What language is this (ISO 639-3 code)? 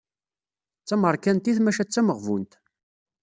kab